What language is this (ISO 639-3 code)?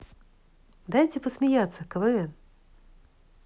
rus